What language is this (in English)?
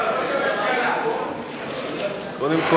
Hebrew